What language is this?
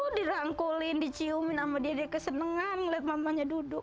Indonesian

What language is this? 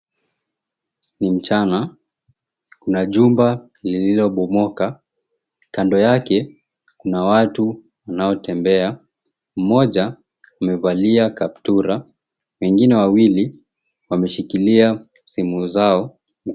Swahili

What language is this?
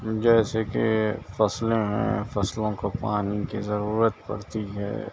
Urdu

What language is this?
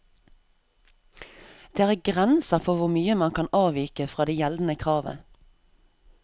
Norwegian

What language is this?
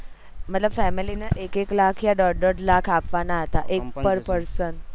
Gujarati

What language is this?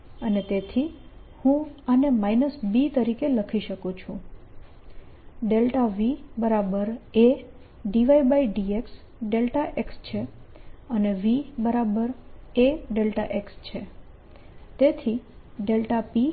Gujarati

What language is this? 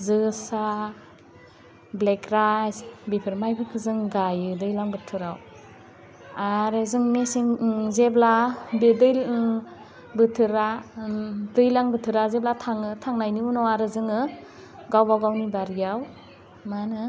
Bodo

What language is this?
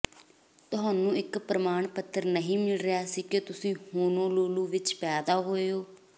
Punjabi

